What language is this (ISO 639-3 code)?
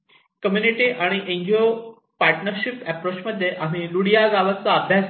mar